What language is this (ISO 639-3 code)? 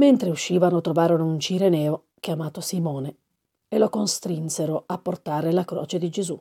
ita